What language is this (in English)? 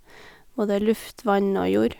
Norwegian